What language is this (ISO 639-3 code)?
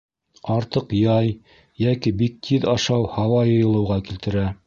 bak